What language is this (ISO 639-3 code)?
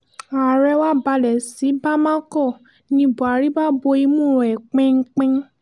yor